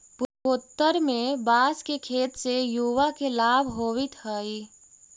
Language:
Magahi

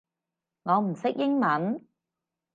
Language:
Cantonese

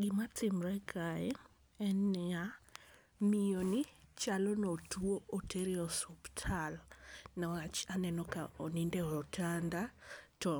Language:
Luo (Kenya and Tanzania)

